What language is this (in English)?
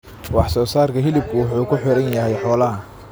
Somali